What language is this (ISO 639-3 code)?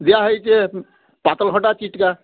ori